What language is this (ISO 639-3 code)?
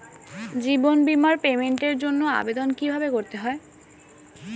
ben